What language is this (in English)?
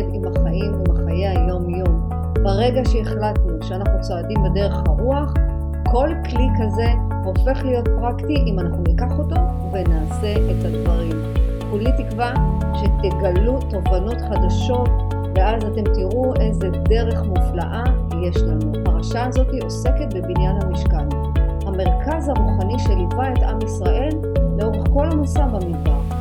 Hebrew